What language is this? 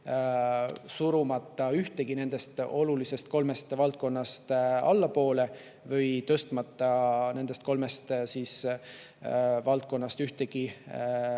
Estonian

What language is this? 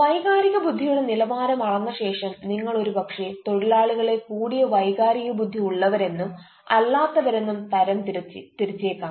Malayalam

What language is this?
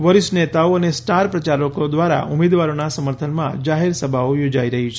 Gujarati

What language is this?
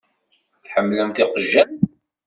Kabyle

